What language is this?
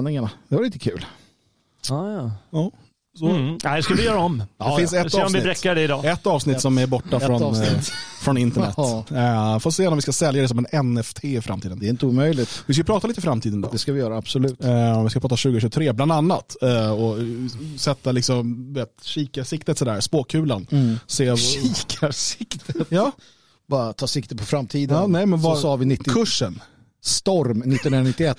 Swedish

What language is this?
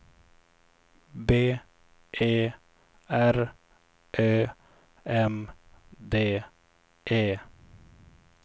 Swedish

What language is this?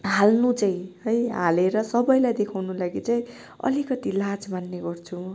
Nepali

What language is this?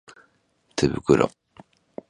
Japanese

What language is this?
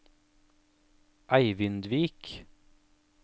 Norwegian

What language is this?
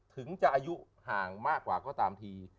Thai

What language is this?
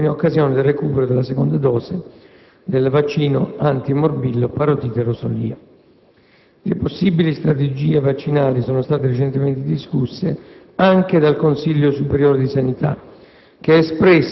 Italian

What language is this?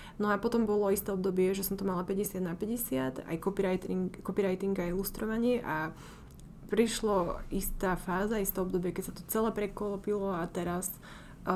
Slovak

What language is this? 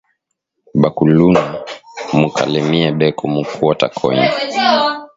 Swahili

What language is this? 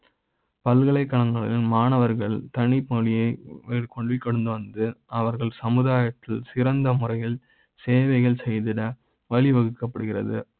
Tamil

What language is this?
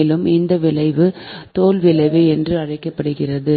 Tamil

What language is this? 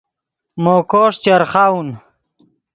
Yidgha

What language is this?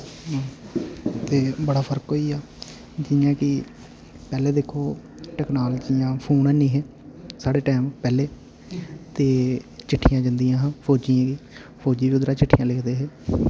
Dogri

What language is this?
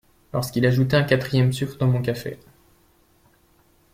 French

